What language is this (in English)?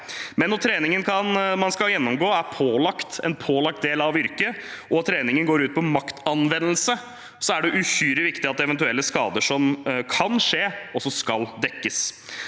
Norwegian